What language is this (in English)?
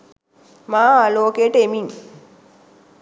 Sinhala